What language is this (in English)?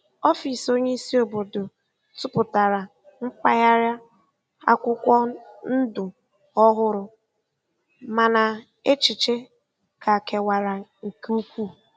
Igbo